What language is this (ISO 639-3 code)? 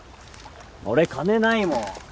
jpn